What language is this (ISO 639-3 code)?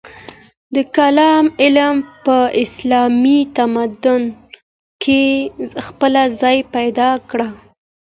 pus